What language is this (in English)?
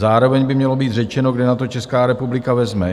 Czech